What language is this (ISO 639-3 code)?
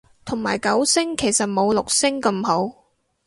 yue